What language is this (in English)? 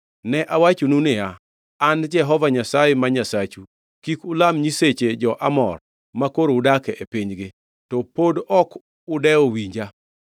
Luo (Kenya and Tanzania)